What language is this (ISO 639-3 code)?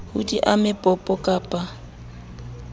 sot